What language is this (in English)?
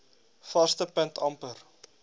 Afrikaans